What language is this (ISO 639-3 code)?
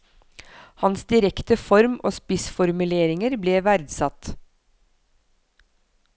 nor